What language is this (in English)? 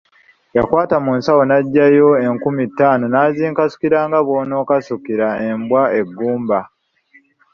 Ganda